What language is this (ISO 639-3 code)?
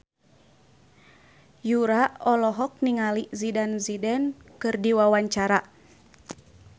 sun